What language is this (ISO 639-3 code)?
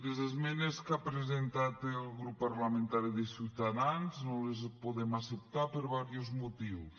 cat